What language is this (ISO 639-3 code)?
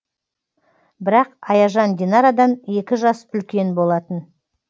kaz